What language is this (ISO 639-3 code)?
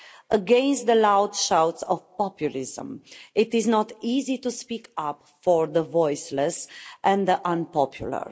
eng